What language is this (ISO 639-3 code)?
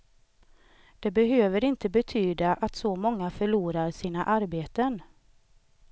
swe